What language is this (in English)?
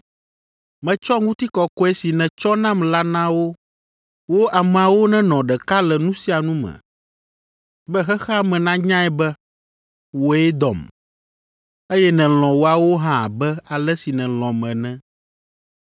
Ewe